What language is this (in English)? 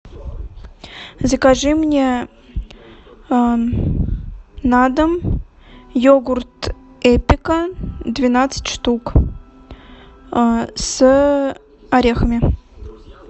Russian